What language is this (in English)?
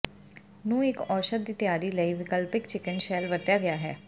Punjabi